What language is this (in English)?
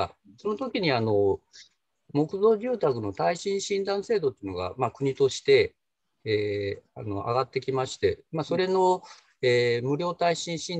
Japanese